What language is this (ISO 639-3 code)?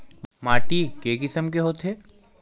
hne